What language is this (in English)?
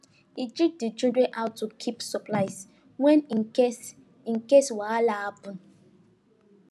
Nigerian Pidgin